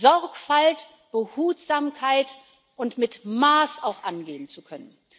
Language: German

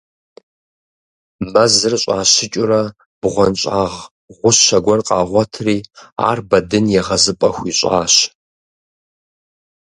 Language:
Kabardian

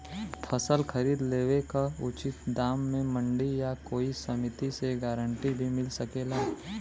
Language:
Bhojpuri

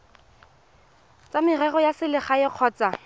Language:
Tswana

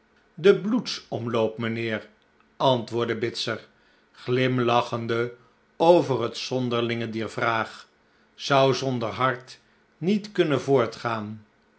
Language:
Dutch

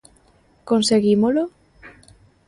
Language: Galician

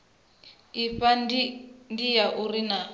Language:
Venda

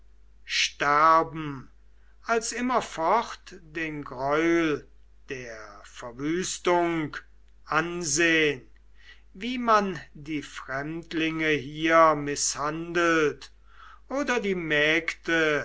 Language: German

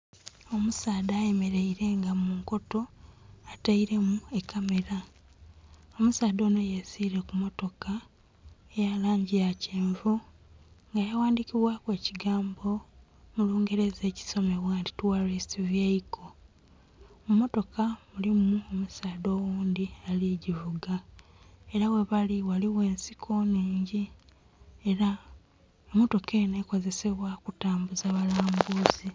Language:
Soga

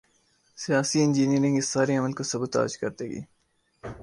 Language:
Urdu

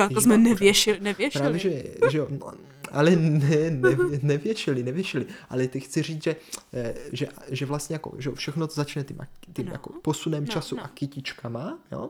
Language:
Czech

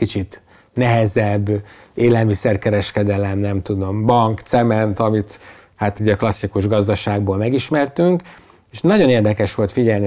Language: Hungarian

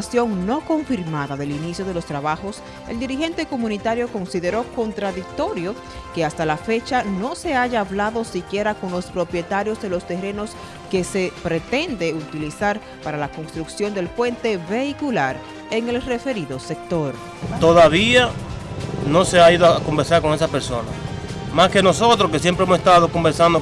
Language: Spanish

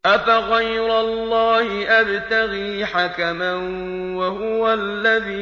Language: Arabic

